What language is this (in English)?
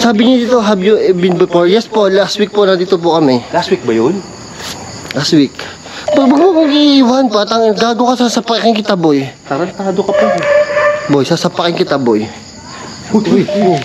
Filipino